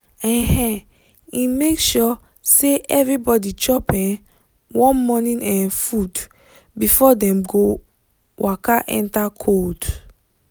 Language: Nigerian Pidgin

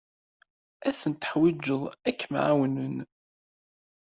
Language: Kabyle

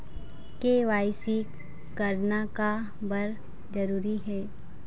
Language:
Chhattisgarhi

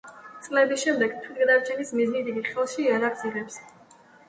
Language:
Georgian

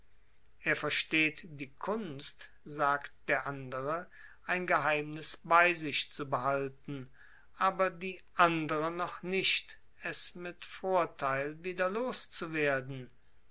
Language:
German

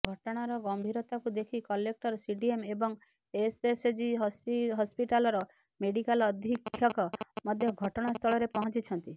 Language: Odia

